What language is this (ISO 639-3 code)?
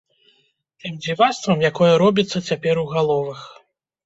bel